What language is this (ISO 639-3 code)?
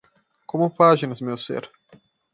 por